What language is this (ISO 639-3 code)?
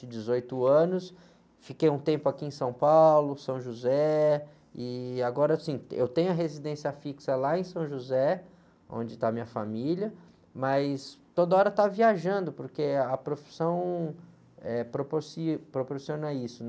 por